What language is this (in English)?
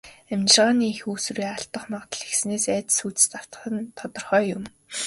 Mongolian